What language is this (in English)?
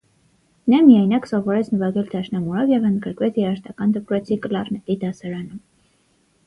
Armenian